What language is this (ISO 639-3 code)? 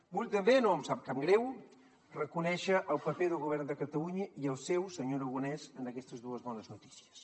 cat